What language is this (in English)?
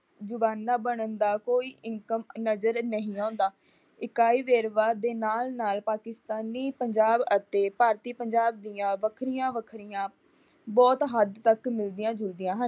Punjabi